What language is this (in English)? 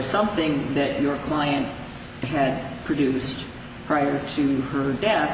English